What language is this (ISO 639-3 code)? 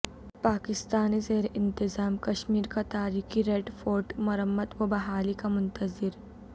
urd